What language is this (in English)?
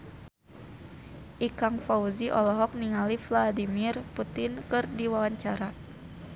Sundanese